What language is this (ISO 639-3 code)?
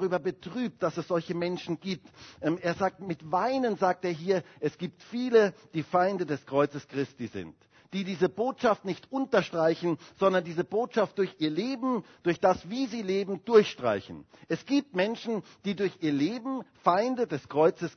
deu